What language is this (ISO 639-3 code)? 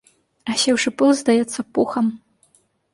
bel